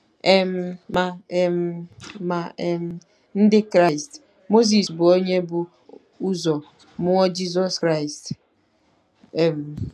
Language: Igbo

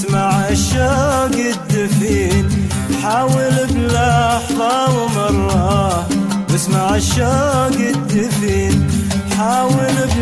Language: Arabic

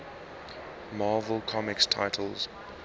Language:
English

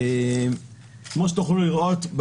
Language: Hebrew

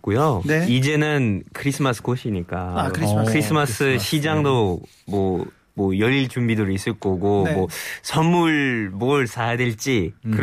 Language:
Korean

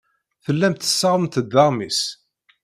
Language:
Kabyle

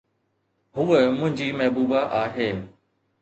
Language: Sindhi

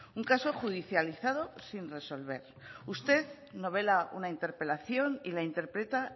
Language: Spanish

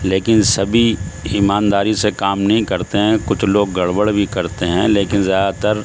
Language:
Urdu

